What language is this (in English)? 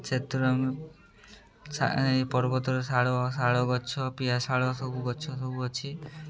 Odia